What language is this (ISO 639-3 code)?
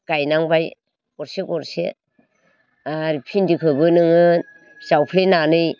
brx